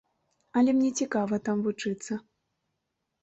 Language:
Belarusian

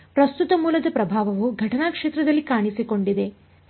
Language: Kannada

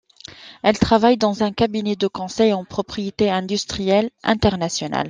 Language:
French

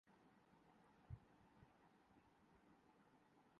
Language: Urdu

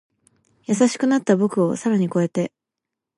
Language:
Japanese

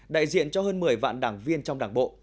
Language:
Vietnamese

